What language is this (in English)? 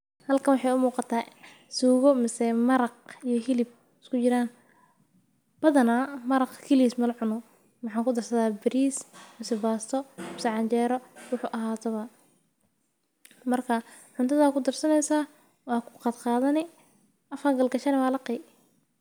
Somali